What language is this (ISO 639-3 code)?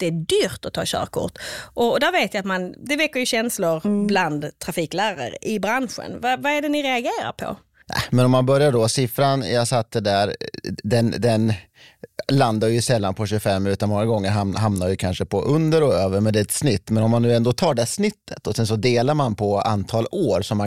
swe